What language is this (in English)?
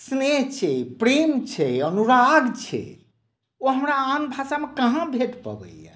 Maithili